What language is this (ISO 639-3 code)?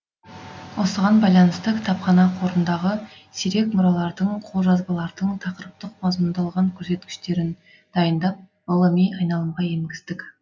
kaz